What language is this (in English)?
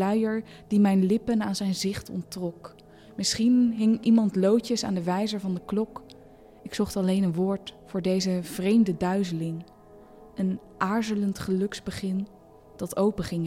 Dutch